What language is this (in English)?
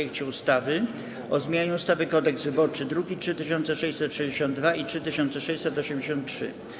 Polish